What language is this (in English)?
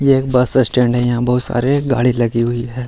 Hindi